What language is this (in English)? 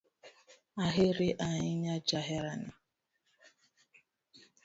Luo (Kenya and Tanzania)